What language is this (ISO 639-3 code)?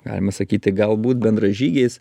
lit